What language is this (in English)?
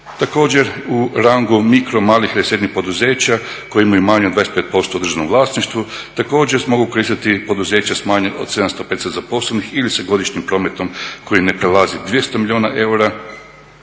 Croatian